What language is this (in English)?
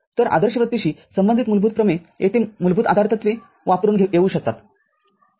Marathi